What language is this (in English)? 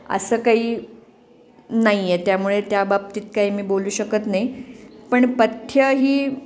Marathi